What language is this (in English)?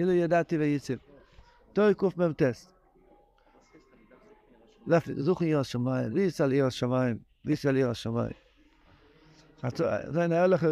Hebrew